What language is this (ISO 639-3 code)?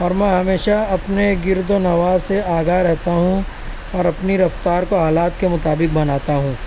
urd